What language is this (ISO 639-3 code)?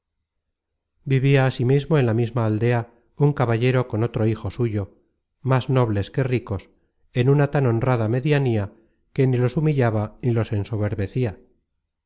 spa